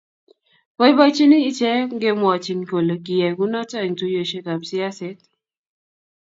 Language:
Kalenjin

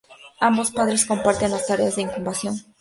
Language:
Spanish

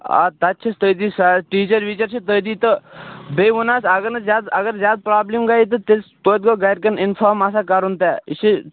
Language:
Kashmiri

